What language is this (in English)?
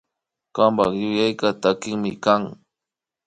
Imbabura Highland Quichua